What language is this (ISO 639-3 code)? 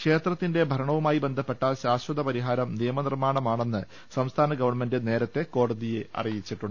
mal